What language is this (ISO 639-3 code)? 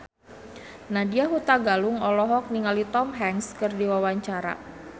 sun